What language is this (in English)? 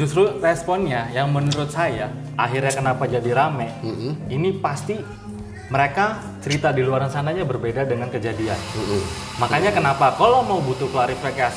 Indonesian